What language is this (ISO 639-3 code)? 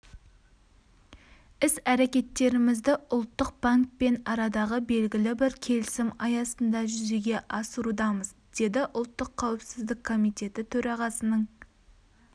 kaz